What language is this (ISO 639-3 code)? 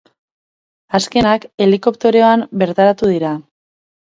eus